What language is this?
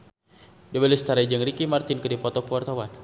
Sundanese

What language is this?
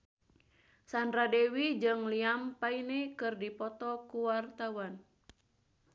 Sundanese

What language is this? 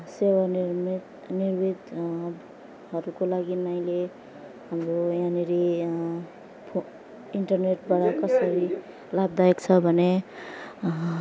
Nepali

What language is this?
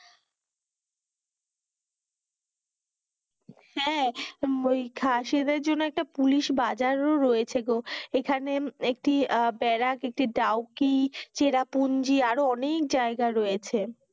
Bangla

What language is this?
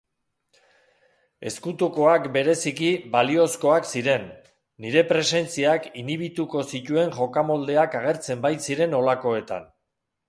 Basque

